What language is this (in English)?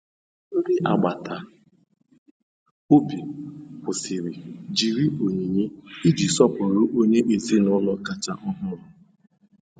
Igbo